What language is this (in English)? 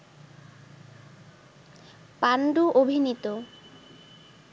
Bangla